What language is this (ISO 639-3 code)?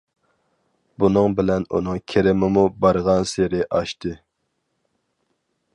uig